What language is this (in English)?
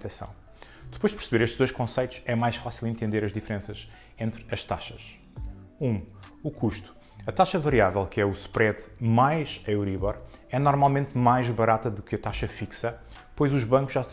Portuguese